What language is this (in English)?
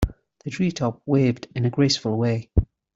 English